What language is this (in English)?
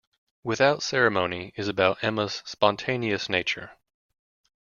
English